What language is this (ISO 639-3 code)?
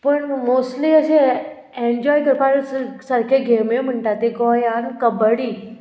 kok